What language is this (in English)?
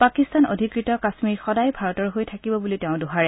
Assamese